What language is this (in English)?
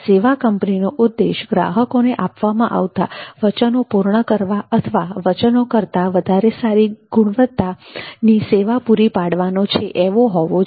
Gujarati